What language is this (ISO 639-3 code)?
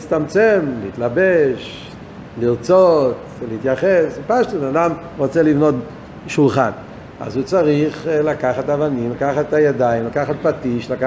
heb